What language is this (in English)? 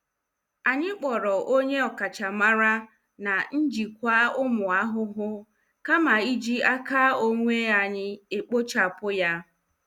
Igbo